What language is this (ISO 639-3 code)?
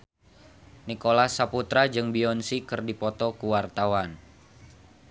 sun